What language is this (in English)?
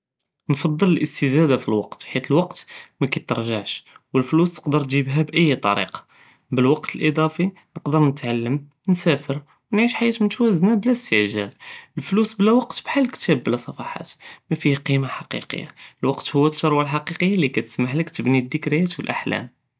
Judeo-Arabic